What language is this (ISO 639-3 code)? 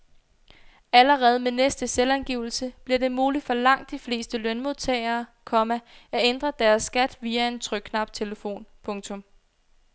dan